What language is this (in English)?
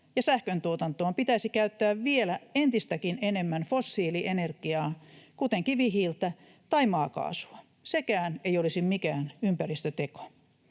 Finnish